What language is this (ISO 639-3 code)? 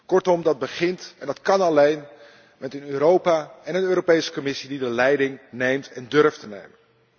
nld